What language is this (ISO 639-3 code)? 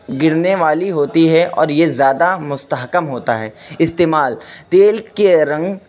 urd